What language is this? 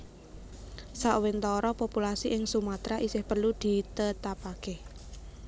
Javanese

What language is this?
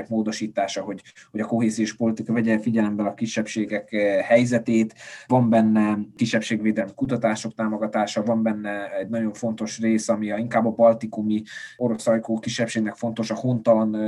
Hungarian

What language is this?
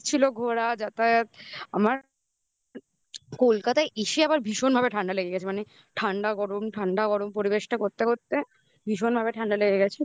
Bangla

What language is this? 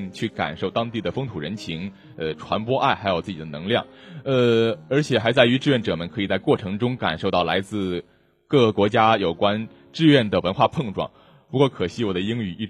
Chinese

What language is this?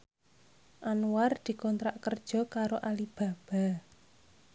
Javanese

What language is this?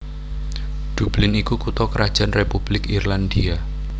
Javanese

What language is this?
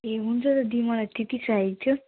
Nepali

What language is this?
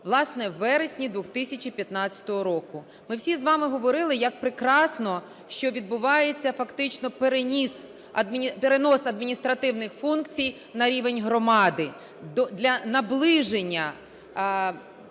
Ukrainian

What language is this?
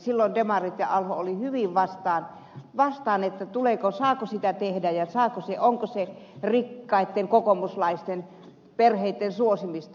Finnish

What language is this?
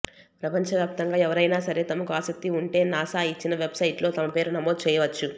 Telugu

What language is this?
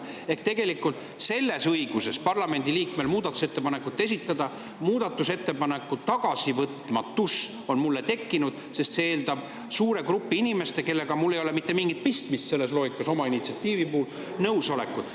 Estonian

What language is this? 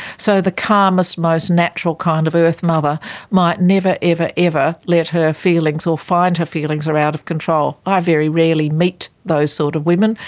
English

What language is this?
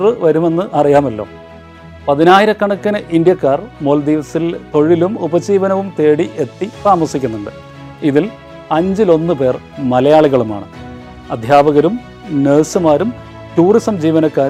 Malayalam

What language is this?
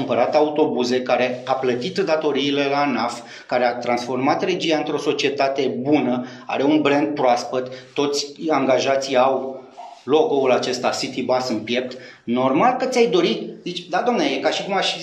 Romanian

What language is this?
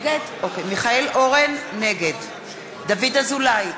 Hebrew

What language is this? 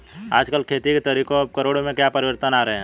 Hindi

